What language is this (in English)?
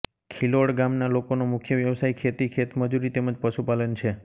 Gujarati